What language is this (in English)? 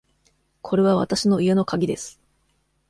Japanese